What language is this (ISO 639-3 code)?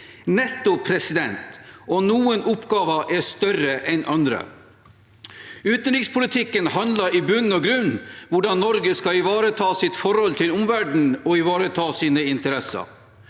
nor